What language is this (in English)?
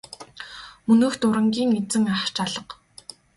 Mongolian